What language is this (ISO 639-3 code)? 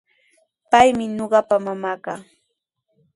qws